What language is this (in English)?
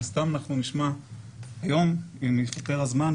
Hebrew